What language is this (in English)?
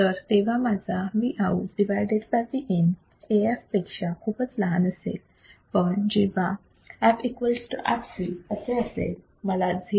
Marathi